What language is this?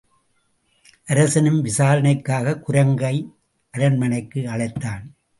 Tamil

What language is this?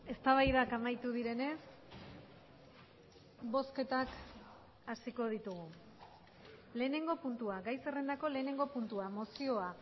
Basque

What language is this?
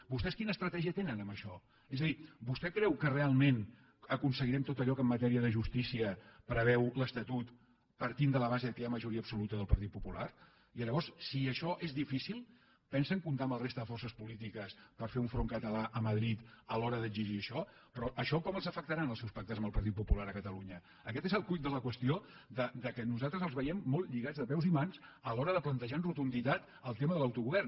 Catalan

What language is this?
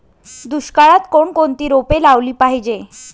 Marathi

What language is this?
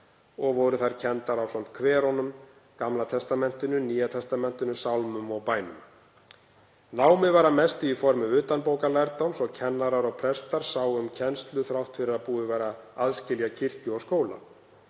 Icelandic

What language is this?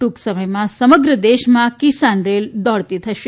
Gujarati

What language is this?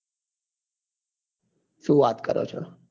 Gujarati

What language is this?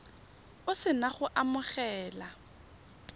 Tswana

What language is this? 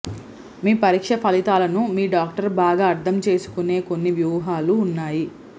Telugu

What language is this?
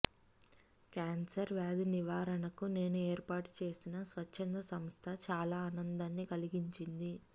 Telugu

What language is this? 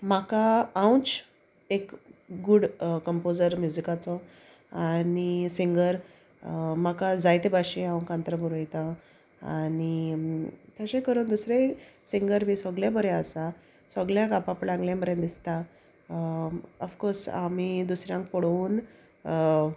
Konkani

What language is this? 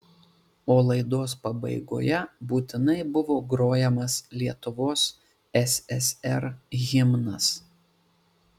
Lithuanian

